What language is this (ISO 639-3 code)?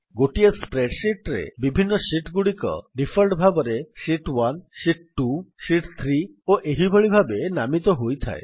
ori